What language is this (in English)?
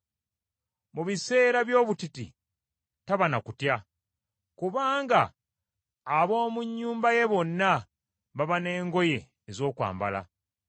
Ganda